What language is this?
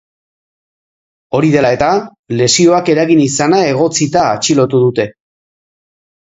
Basque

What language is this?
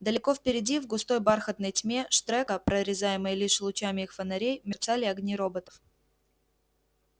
Russian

